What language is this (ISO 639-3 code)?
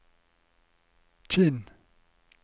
nor